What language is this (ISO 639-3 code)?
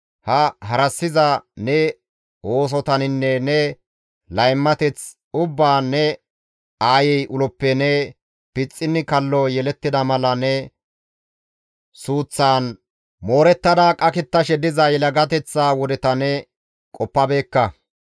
gmv